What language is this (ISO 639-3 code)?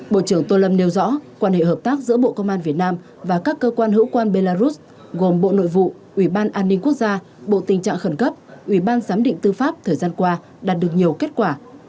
vie